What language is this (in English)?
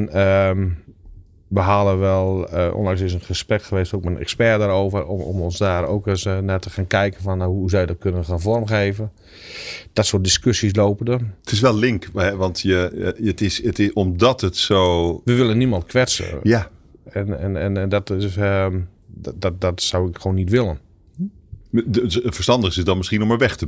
Dutch